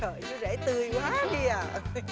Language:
Vietnamese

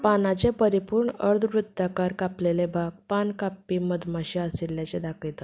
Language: Konkani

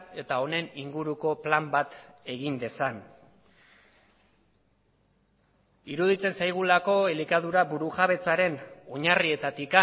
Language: Basque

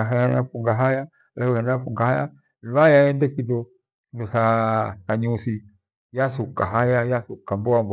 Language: Gweno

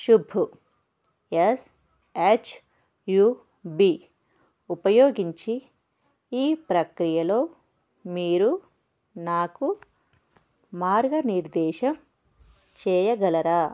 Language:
Telugu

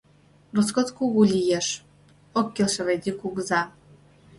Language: Mari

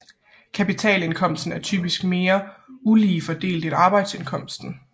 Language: Danish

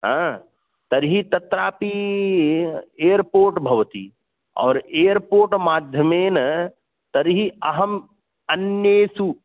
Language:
Sanskrit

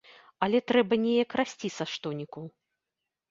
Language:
Belarusian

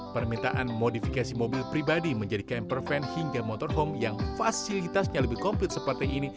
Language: Indonesian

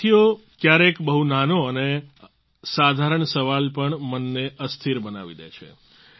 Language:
Gujarati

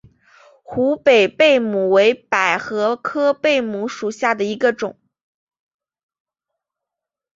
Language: Chinese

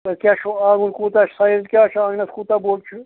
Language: Kashmiri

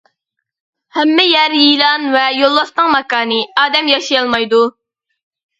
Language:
Uyghur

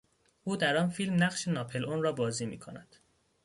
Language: Persian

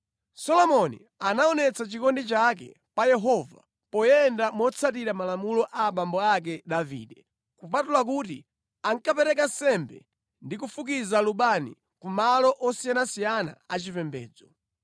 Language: Nyanja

